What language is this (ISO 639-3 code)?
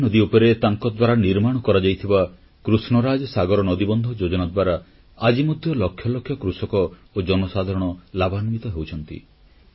ori